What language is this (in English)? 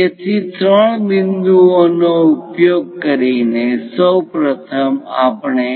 Gujarati